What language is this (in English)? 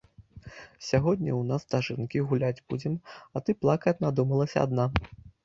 Belarusian